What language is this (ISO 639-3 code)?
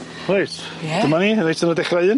cym